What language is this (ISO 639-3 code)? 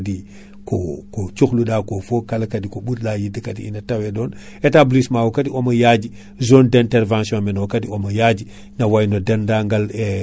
ful